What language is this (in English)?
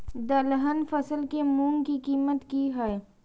Maithili